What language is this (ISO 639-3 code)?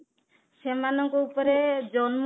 ori